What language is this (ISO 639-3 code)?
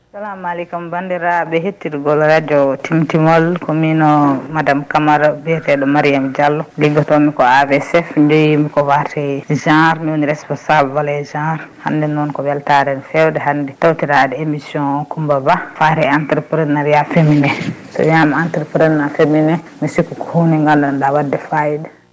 ful